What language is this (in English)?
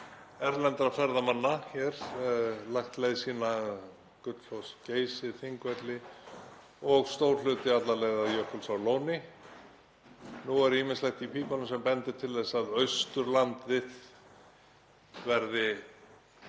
Icelandic